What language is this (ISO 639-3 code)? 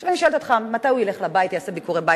heb